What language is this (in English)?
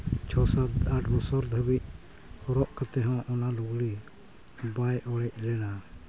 Santali